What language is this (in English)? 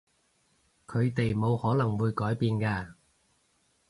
Cantonese